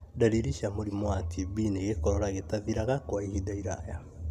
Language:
Kikuyu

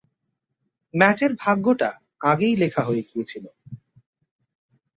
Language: Bangla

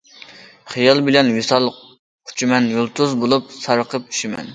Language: Uyghur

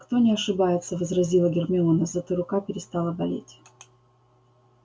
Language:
Russian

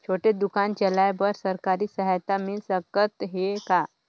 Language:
Chhattisgarhi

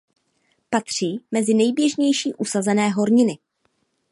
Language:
Czech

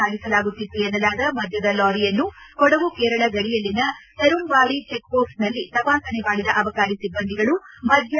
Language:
Kannada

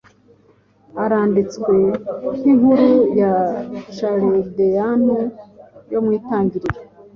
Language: Kinyarwanda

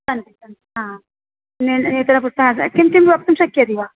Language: Sanskrit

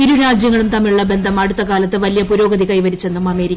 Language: Malayalam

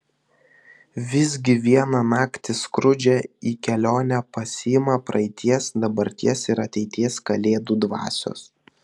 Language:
Lithuanian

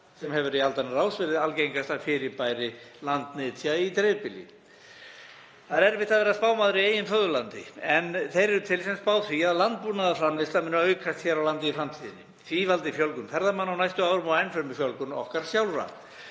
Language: Icelandic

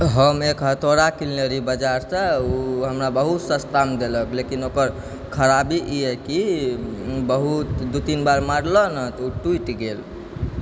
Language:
Maithili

